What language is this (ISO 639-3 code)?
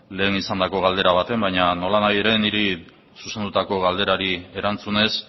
eus